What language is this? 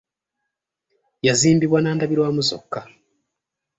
Ganda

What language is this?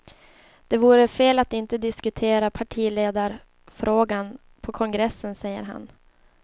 Swedish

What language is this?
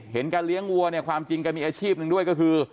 Thai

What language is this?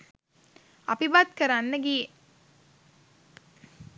Sinhala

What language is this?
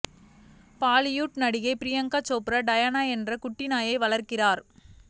Tamil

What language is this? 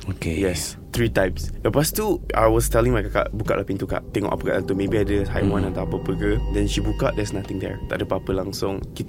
Malay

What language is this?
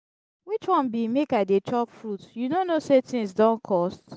Nigerian Pidgin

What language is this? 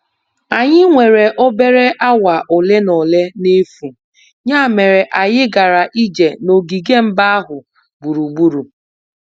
Igbo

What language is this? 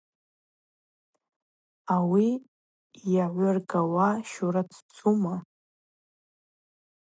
Abaza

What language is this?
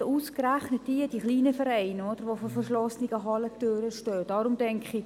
Swiss German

